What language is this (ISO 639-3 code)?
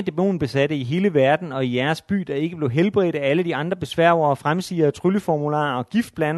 dan